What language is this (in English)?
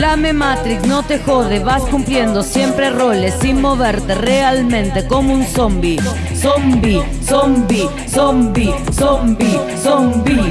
Spanish